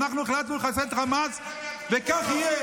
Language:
Hebrew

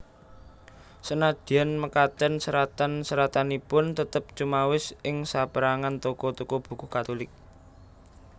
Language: Javanese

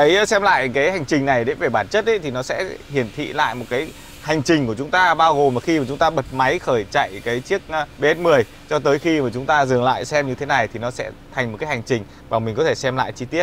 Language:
Vietnamese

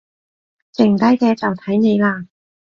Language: Cantonese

